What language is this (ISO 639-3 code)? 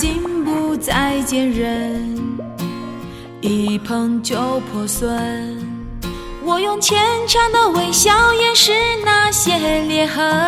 zho